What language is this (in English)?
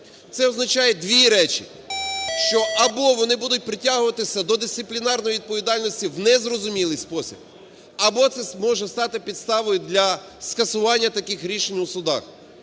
Ukrainian